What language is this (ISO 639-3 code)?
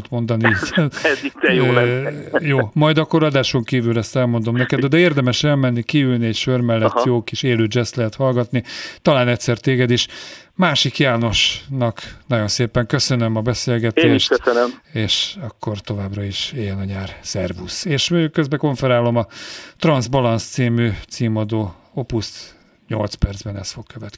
hun